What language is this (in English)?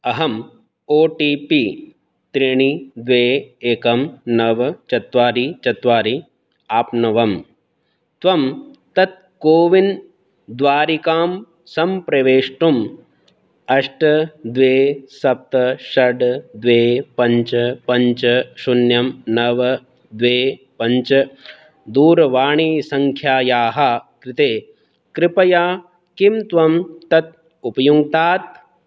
Sanskrit